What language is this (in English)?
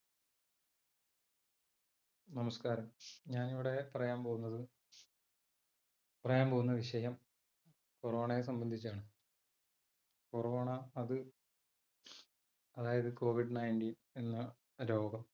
Malayalam